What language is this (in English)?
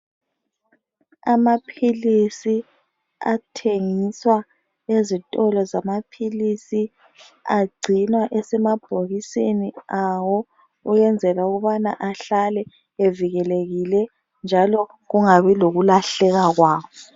North Ndebele